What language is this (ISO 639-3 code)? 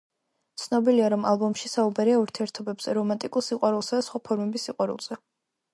kat